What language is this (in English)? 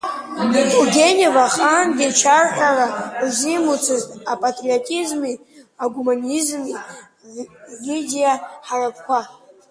Abkhazian